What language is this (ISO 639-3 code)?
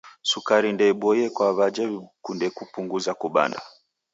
dav